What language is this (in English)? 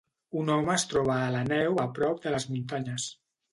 Catalan